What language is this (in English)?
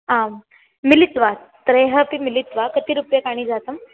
Sanskrit